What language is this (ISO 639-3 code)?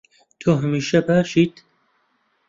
ckb